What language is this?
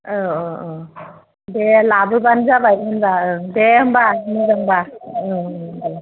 Bodo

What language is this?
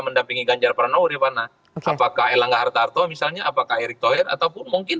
Indonesian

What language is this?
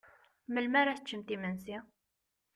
Kabyle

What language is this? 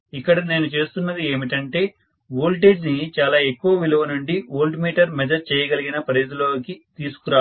Telugu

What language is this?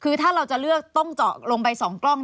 Thai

